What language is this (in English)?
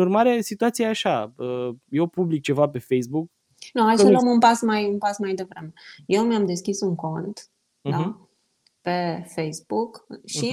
Romanian